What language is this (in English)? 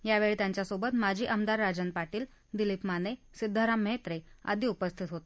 Marathi